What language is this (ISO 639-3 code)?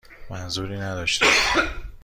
fas